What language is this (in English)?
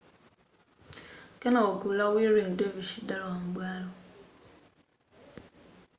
Nyanja